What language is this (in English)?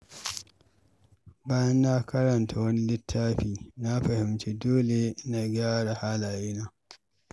Hausa